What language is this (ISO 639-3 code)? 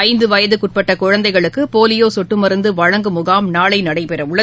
tam